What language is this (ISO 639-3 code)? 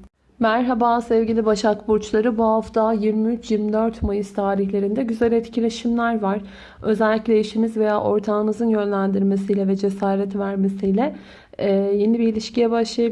tur